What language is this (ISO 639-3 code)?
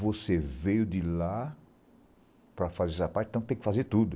por